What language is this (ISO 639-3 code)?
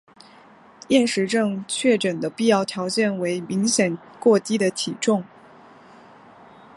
zho